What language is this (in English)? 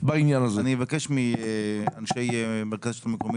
Hebrew